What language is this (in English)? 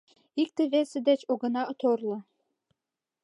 Mari